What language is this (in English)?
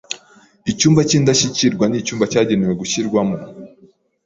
Kinyarwanda